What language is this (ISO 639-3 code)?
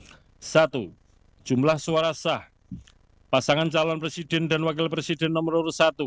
ind